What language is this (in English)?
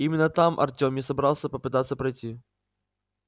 Russian